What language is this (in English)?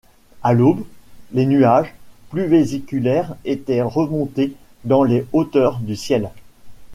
French